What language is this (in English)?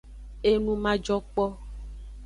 Aja (Benin)